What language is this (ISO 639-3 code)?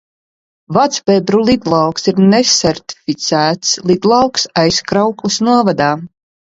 lav